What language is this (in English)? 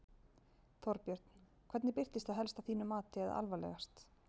Icelandic